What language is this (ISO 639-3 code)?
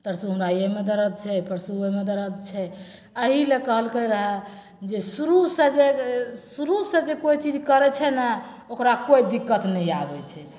mai